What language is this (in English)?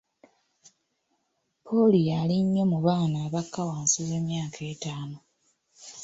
Ganda